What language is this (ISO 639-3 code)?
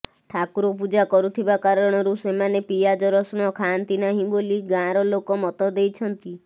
ori